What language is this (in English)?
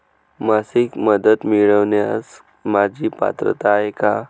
Marathi